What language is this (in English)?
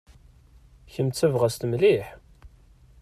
Kabyle